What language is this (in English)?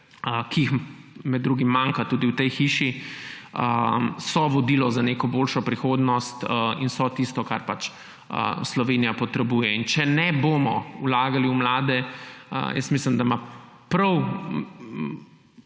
Slovenian